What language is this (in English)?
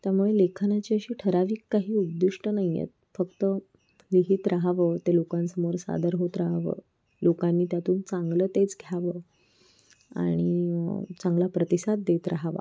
Marathi